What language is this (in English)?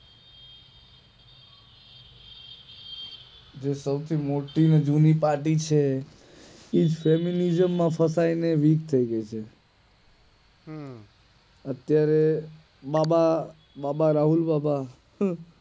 Gujarati